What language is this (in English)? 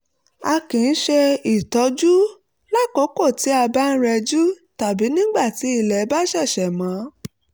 Yoruba